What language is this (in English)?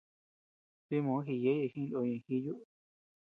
Tepeuxila Cuicatec